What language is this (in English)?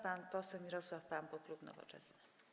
Polish